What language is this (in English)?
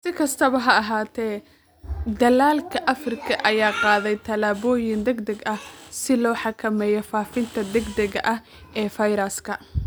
Somali